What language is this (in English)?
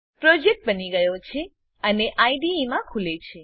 Gujarati